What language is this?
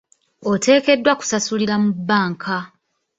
Ganda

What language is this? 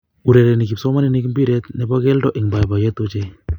Kalenjin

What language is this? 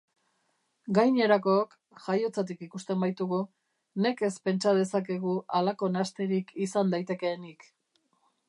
Basque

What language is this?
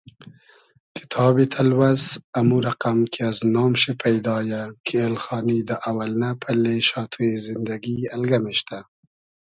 Hazaragi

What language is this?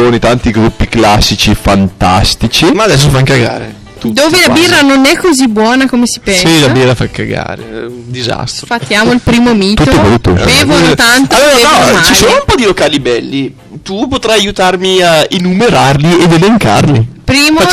Italian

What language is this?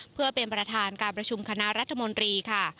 Thai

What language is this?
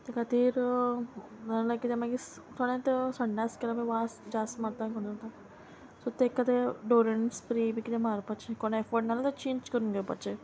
Konkani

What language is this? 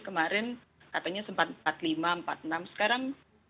Indonesian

